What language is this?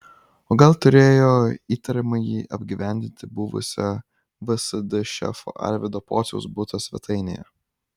Lithuanian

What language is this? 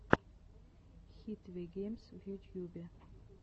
Russian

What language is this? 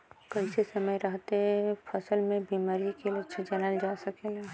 Bhojpuri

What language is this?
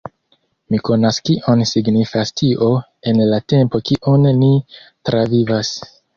Esperanto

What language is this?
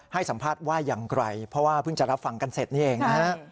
Thai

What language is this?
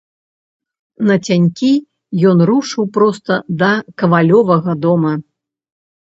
Belarusian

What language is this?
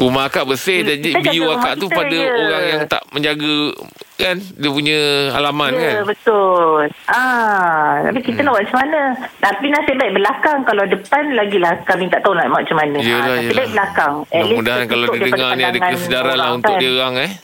Malay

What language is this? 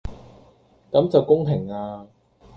Cantonese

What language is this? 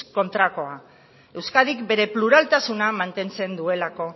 Basque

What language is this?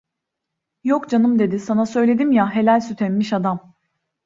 Turkish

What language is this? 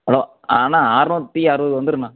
Tamil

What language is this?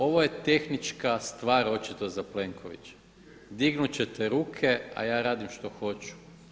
Croatian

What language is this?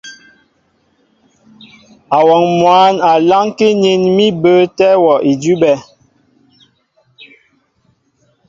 Mbo (Cameroon)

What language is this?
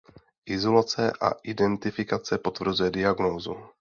Czech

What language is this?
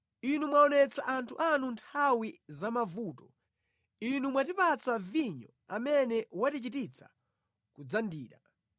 Nyanja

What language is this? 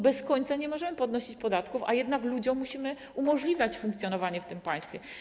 Polish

